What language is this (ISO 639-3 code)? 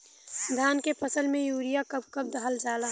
bho